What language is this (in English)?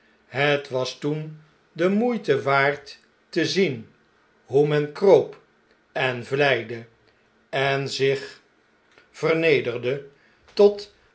Dutch